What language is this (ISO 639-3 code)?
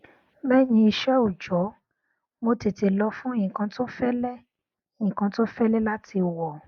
yor